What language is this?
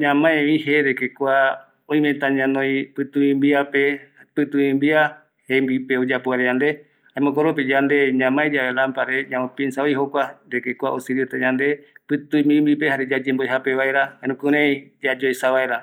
Eastern Bolivian Guaraní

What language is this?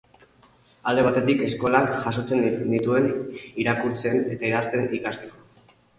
Basque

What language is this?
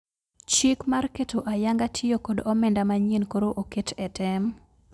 Luo (Kenya and Tanzania)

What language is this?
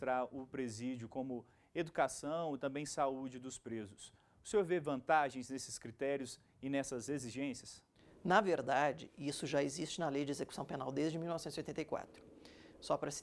Portuguese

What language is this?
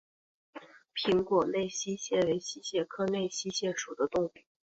Chinese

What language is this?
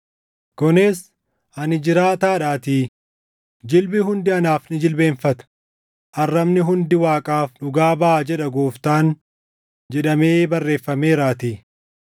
Oromo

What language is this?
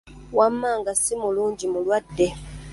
Ganda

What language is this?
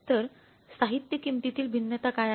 Marathi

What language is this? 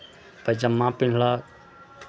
Maithili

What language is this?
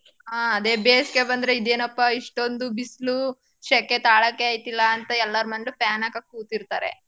Kannada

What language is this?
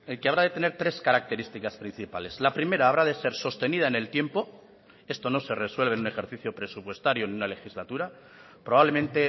Spanish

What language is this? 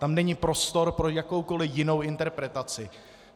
Czech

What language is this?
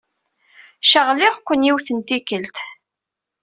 Kabyle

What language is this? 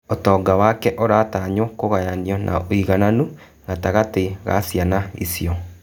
Kikuyu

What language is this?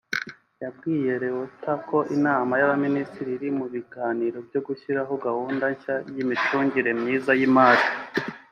Kinyarwanda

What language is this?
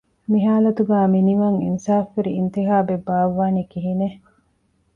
Divehi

